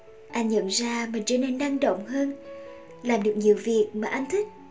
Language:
Vietnamese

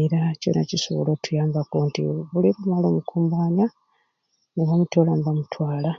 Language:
Ruuli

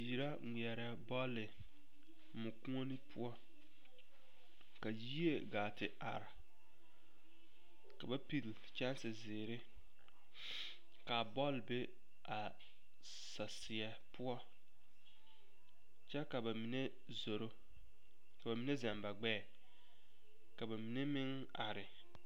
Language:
Southern Dagaare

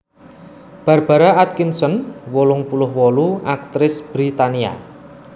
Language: Javanese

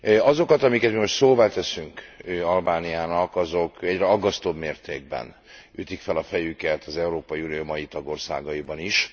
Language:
Hungarian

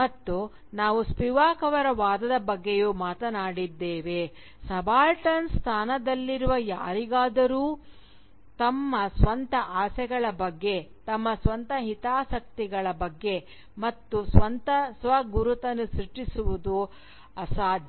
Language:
Kannada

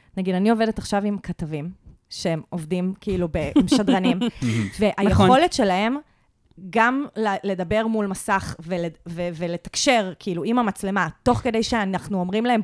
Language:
Hebrew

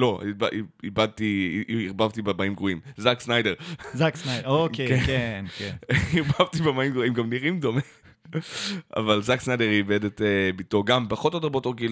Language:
Hebrew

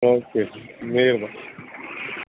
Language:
Punjabi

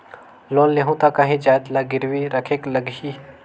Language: Chhattisgarhi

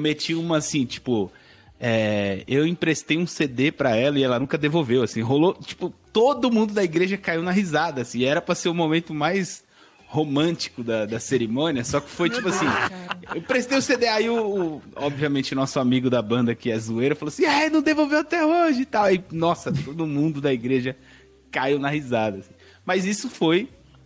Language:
Portuguese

